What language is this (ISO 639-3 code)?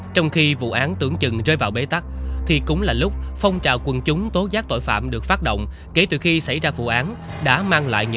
vie